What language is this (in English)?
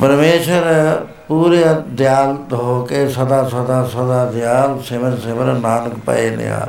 Punjabi